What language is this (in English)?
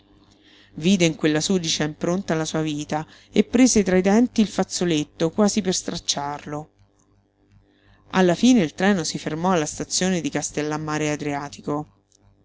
Italian